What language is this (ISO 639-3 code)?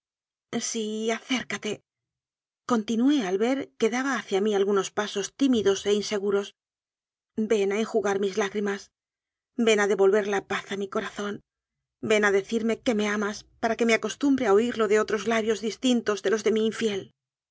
spa